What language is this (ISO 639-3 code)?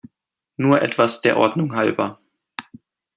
deu